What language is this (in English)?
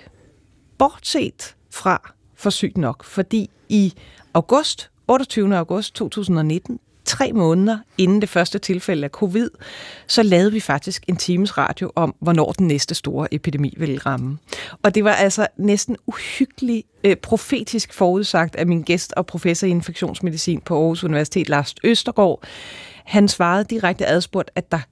Danish